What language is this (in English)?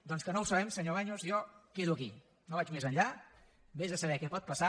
Catalan